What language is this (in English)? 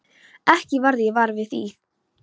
Icelandic